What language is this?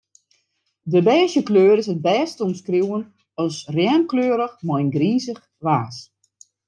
Western Frisian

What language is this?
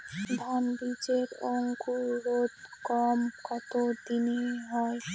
Bangla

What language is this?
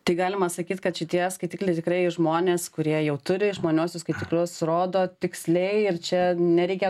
Lithuanian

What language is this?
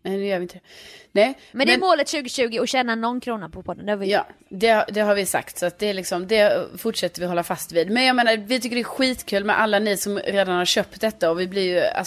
Swedish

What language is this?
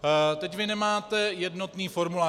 Czech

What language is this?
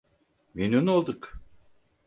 Turkish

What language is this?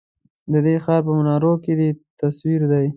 Pashto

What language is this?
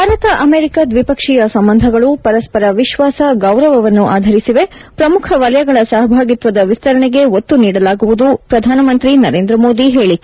Kannada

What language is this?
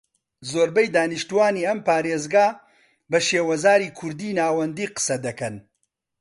Central Kurdish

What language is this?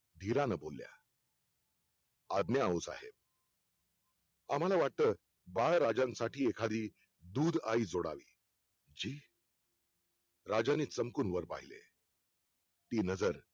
Marathi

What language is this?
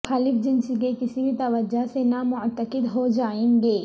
Urdu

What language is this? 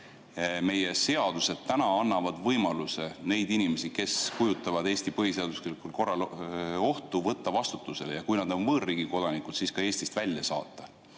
Estonian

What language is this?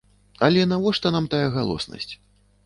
Belarusian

